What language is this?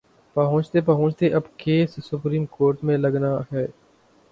Urdu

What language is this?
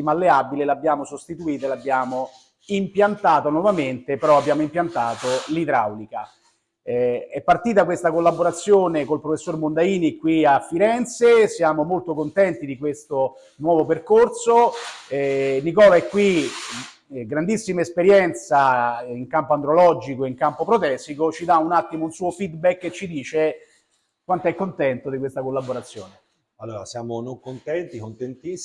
Italian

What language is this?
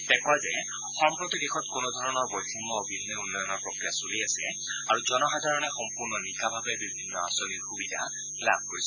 Assamese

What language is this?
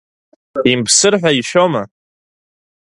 Abkhazian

